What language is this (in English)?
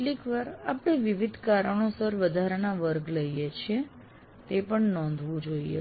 Gujarati